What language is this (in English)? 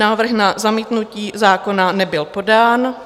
Czech